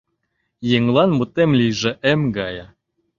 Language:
Mari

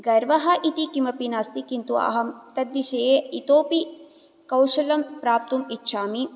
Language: Sanskrit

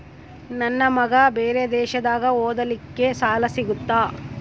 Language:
Kannada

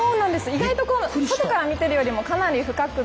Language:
Japanese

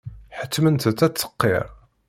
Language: Kabyle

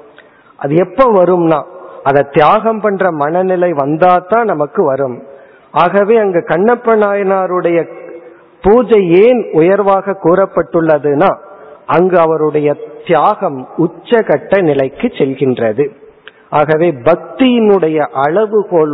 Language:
Tamil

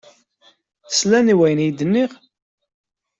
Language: Kabyle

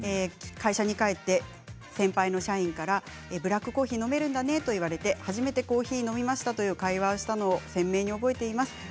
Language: Japanese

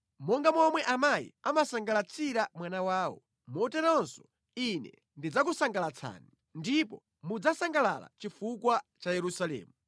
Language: Nyanja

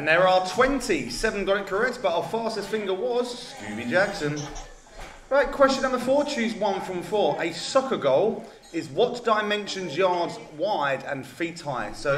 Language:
English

